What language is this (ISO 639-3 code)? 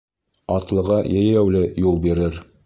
bak